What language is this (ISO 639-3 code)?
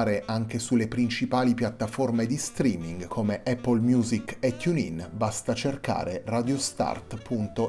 ita